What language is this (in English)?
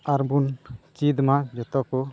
Santali